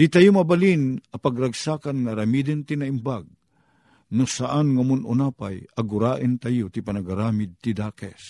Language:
Filipino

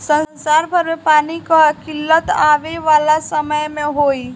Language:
Bhojpuri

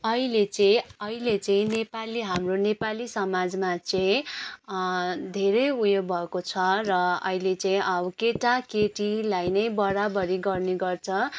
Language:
Nepali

